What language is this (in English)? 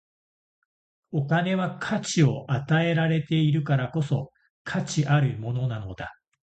Japanese